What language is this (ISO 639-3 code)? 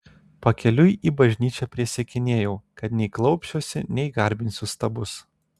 lit